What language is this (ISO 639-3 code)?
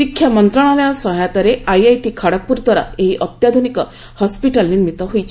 ori